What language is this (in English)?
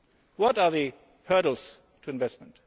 English